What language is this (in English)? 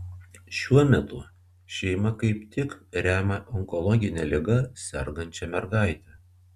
Lithuanian